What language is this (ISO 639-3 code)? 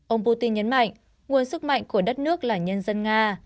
vie